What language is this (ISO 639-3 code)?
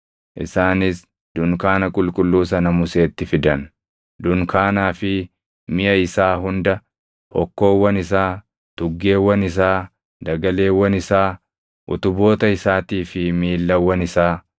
orm